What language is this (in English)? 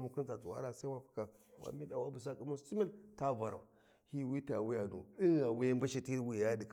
Warji